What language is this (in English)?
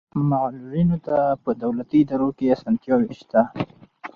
Pashto